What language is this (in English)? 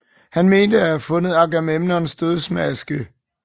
Danish